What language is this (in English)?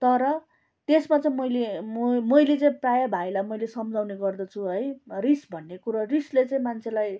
Nepali